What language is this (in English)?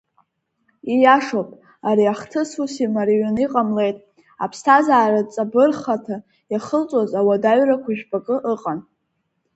Abkhazian